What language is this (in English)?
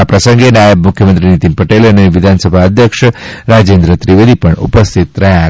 Gujarati